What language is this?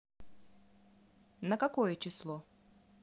Russian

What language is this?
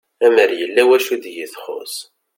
Kabyle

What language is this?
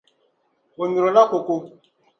Dagbani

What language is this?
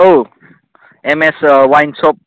Bodo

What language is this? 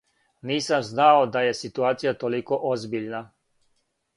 Serbian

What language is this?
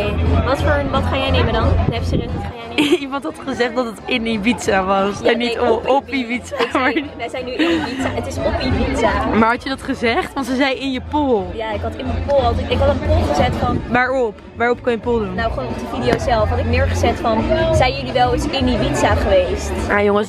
Dutch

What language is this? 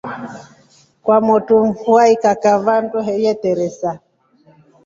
Rombo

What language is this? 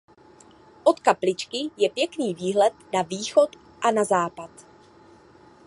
Czech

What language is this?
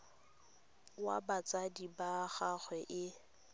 Tswana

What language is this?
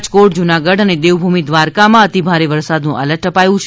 Gujarati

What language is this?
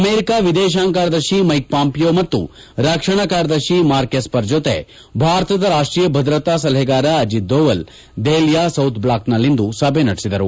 Kannada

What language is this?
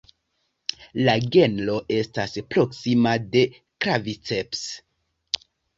Esperanto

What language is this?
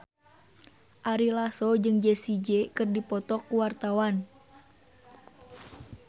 Sundanese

